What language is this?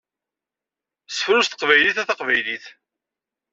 Kabyle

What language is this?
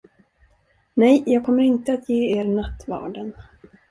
Swedish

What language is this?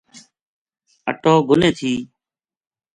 Gujari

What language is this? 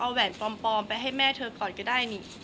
Thai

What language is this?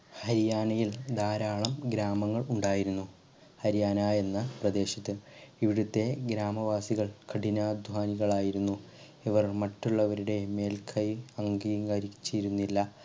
Malayalam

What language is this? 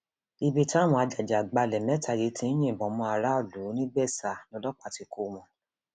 Yoruba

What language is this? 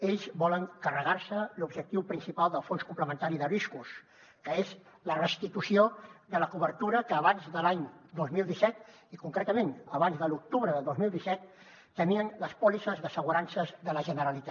Catalan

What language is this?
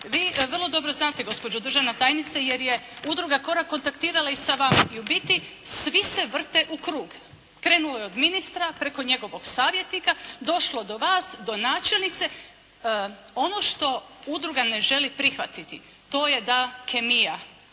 Croatian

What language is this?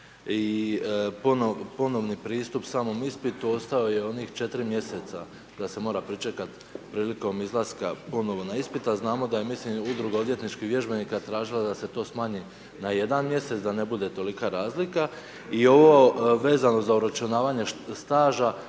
Croatian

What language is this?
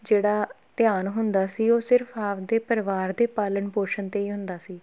Punjabi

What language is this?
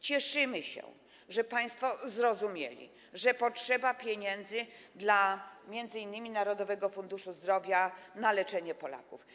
Polish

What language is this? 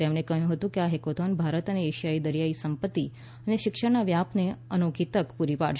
Gujarati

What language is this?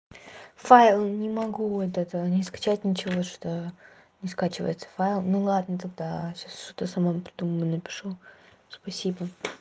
Russian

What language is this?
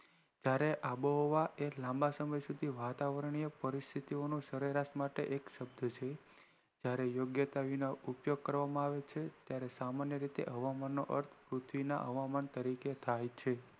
Gujarati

